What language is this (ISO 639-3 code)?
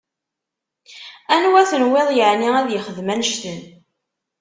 kab